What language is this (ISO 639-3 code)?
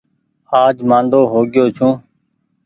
gig